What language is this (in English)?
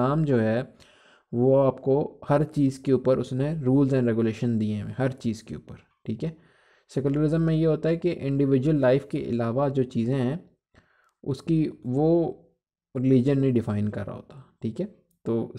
Hindi